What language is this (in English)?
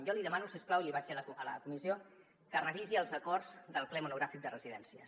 Catalan